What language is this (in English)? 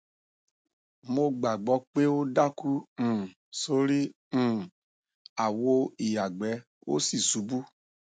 Yoruba